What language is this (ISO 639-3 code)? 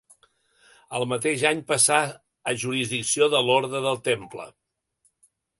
cat